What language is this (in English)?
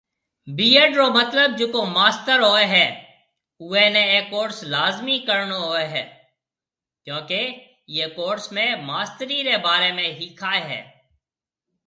Marwari (Pakistan)